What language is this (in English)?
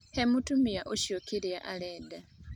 Kikuyu